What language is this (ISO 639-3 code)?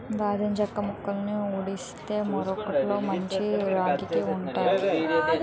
tel